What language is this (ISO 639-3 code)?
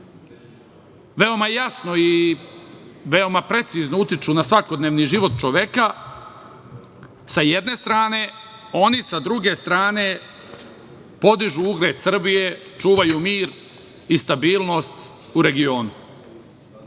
srp